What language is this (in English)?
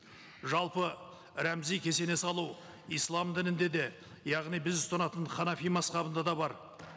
Kazakh